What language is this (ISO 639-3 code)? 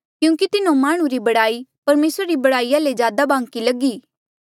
mjl